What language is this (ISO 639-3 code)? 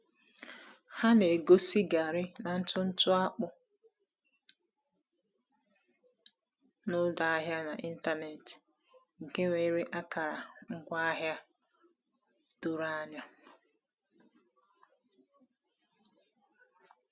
ibo